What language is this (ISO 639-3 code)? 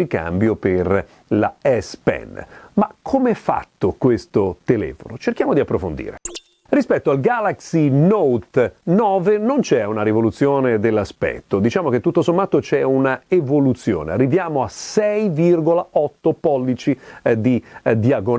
ita